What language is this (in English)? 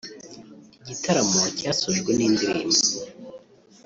Kinyarwanda